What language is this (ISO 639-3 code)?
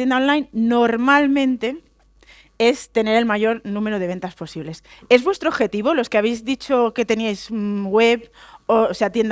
spa